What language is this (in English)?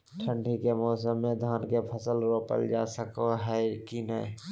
Magahi